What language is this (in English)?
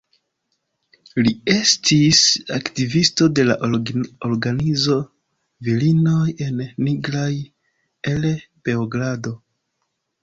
Esperanto